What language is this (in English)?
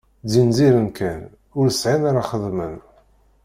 Kabyle